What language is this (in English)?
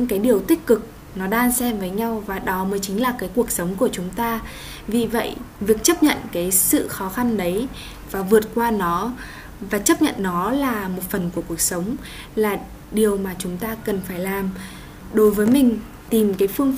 Vietnamese